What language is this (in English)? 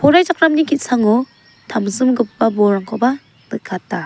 Garo